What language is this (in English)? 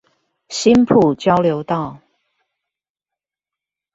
Chinese